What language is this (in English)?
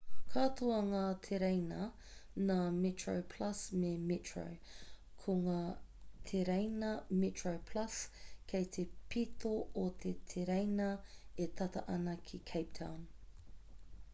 Māori